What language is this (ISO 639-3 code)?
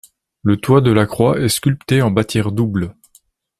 fra